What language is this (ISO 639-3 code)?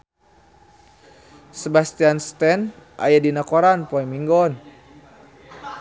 sun